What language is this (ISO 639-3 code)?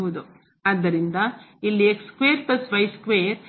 kan